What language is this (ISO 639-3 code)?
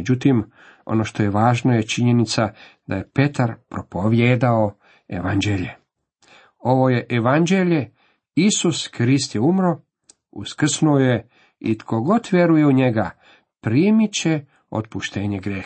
hrv